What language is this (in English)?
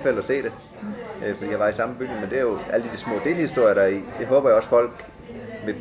Danish